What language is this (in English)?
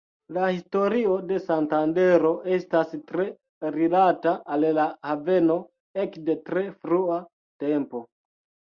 Esperanto